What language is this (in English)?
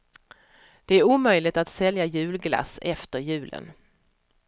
Swedish